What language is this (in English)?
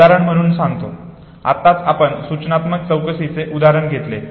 Marathi